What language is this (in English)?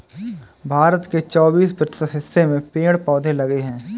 Hindi